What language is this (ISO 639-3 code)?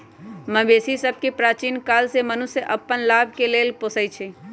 mag